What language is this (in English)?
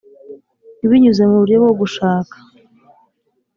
Kinyarwanda